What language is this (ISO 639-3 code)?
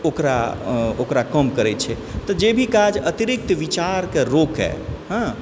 mai